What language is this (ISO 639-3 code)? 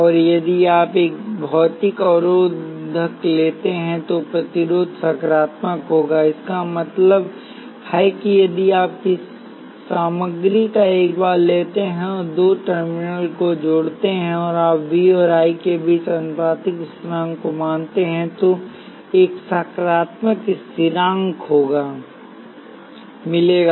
hin